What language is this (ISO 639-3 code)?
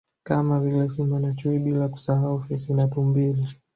swa